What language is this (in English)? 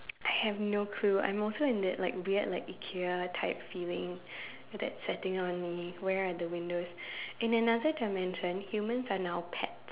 English